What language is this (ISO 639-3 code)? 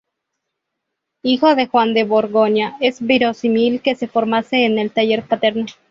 spa